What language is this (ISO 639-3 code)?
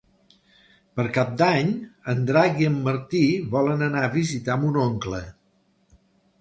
cat